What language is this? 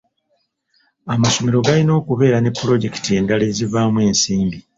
Ganda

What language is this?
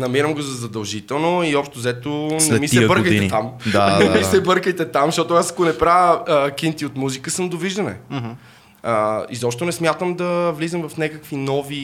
Bulgarian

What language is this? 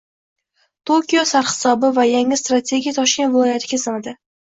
Uzbek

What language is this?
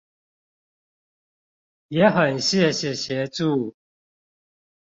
Chinese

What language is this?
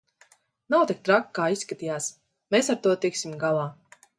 Latvian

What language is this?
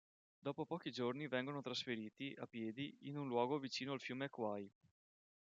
Italian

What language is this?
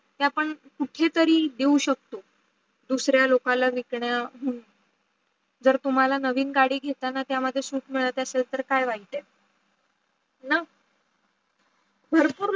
Marathi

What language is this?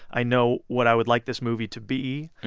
English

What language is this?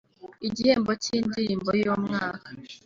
Kinyarwanda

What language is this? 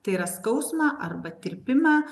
Lithuanian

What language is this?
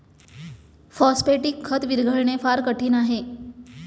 Marathi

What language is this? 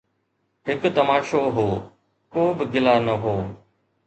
Sindhi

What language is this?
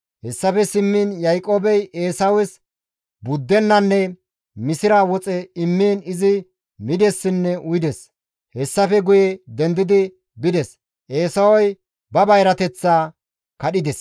Gamo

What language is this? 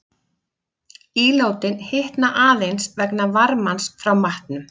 Icelandic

